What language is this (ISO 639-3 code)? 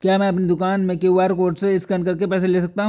hin